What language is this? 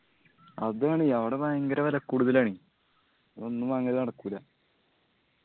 Malayalam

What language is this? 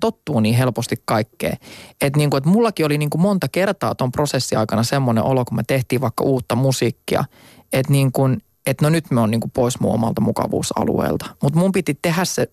Finnish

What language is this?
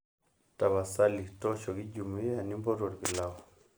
Masai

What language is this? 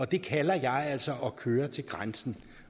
Danish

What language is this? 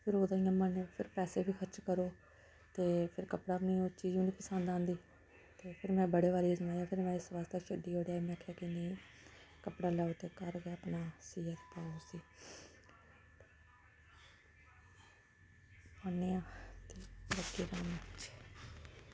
Dogri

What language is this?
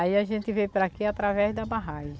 Portuguese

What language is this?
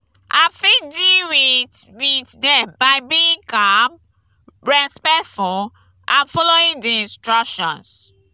Nigerian Pidgin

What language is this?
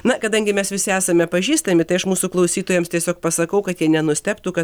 Lithuanian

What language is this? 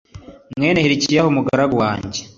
Kinyarwanda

